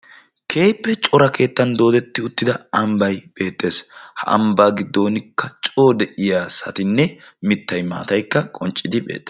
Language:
Wolaytta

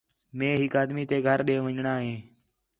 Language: Khetrani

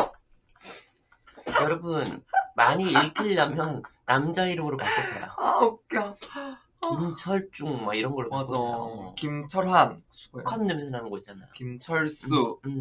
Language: Korean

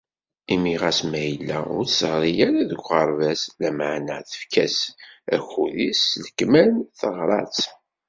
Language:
Kabyle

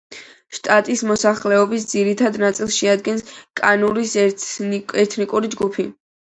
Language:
Georgian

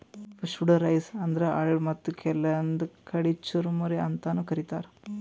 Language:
Kannada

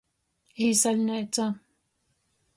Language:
Latgalian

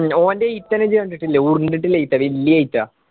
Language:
Malayalam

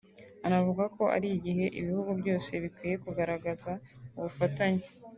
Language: Kinyarwanda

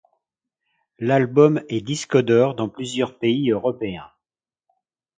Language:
French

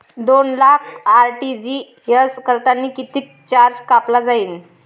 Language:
Marathi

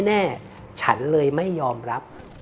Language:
Thai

